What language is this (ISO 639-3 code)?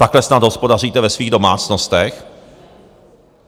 ces